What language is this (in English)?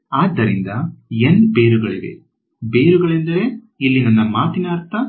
Kannada